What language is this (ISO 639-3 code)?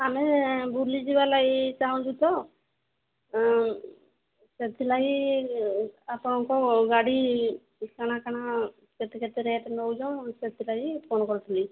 ori